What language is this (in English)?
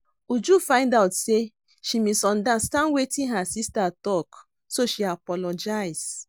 Nigerian Pidgin